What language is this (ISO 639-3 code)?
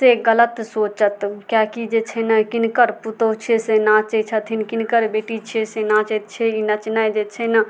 mai